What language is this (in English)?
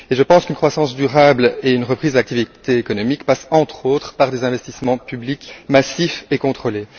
French